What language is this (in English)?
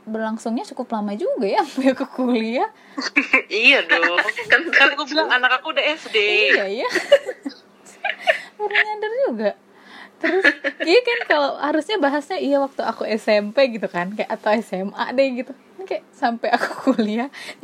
Indonesian